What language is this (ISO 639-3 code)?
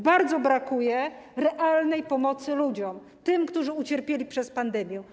pol